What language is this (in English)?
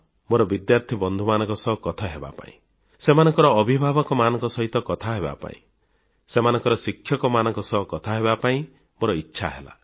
Odia